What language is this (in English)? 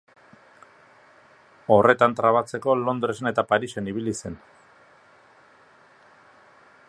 Basque